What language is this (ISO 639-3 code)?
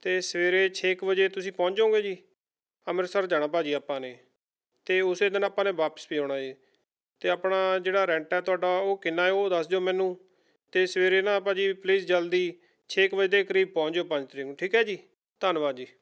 pan